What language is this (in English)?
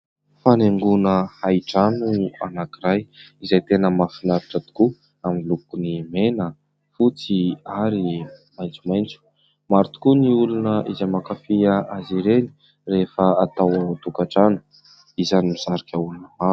Malagasy